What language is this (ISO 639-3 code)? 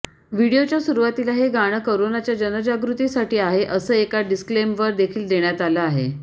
mar